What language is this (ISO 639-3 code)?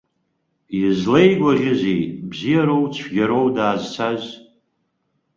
abk